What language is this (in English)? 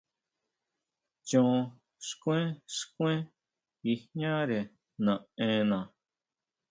Huautla Mazatec